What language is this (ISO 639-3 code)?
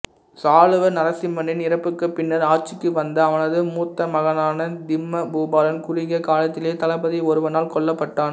tam